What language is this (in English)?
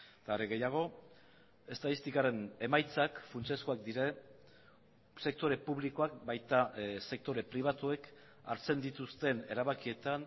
Basque